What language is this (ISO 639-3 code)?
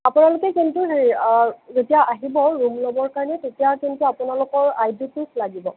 asm